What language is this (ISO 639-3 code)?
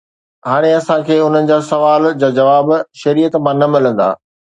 snd